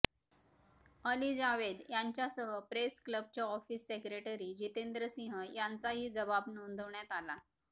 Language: Marathi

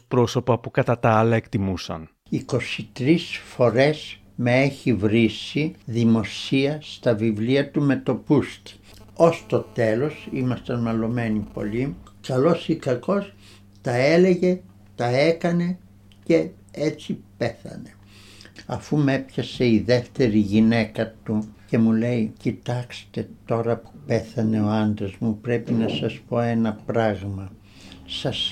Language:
Greek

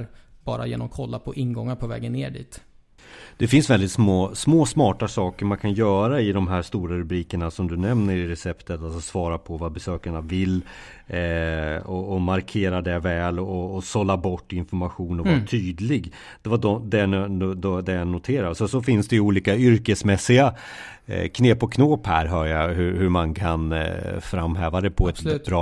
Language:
Swedish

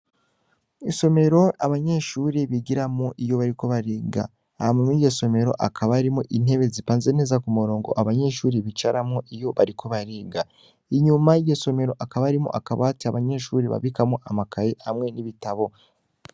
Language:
Rundi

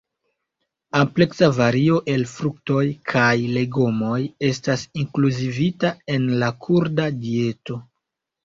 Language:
Esperanto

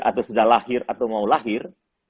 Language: Indonesian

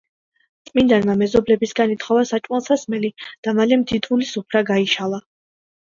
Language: Georgian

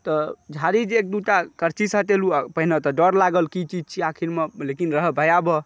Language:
Maithili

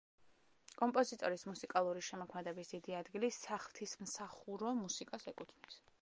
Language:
Georgian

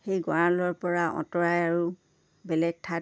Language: Assamese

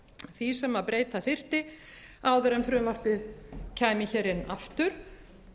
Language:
Icelandic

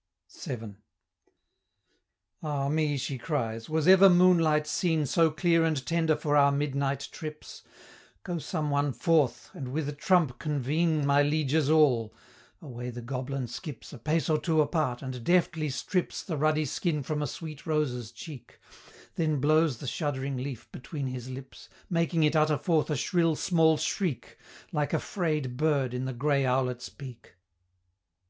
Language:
English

